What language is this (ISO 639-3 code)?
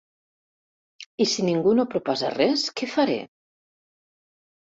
cat